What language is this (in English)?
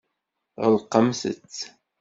Kabyle